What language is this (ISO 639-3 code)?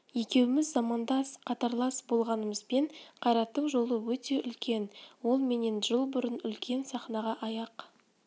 kaz